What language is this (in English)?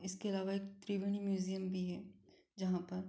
Hindi